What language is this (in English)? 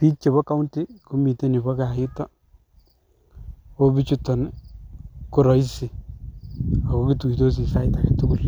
Kalenjin